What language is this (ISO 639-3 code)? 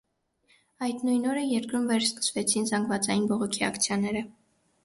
hye